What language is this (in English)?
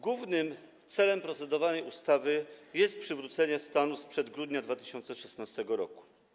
Polish